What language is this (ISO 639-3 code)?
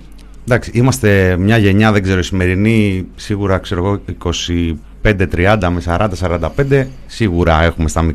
ell